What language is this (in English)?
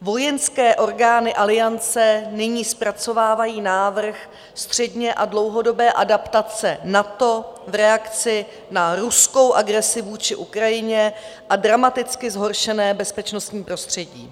Czech